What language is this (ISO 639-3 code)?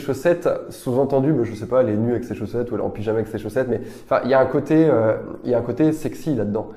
fra